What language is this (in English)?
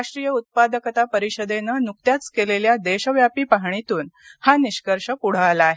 Marathi